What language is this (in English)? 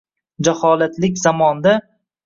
Uzbek